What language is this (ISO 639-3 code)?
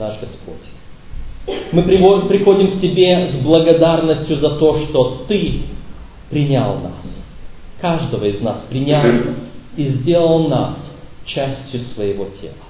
rus